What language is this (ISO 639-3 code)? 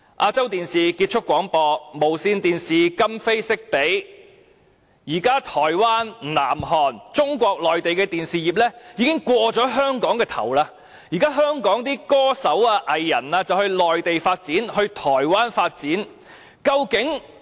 yue